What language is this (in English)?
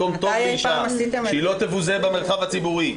Hebrew